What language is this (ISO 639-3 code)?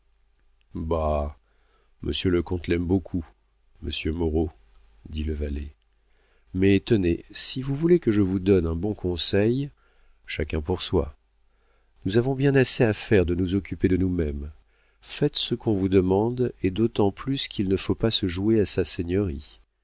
fra